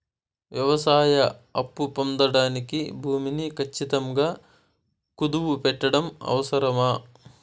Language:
Telugu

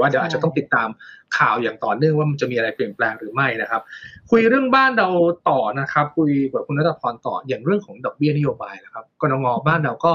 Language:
Thai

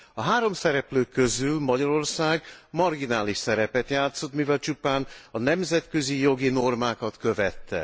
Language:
Hungarian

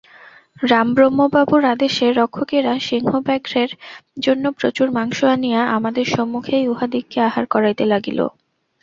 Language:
Bangla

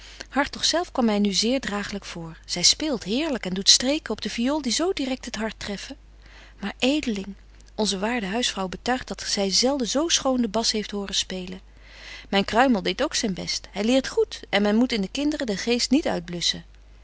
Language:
Dutch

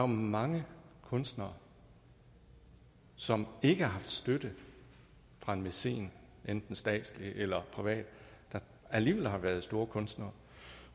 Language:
Danish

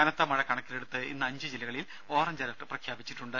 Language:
Malayalam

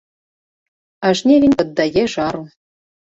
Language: Belarusian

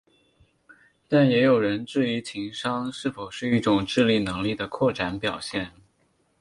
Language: Chinese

